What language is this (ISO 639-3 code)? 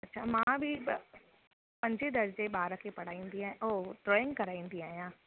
snd